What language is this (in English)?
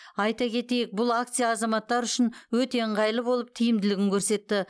Kazakh